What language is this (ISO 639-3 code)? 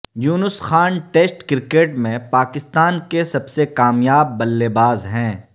urd